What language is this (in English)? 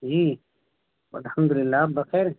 Urdu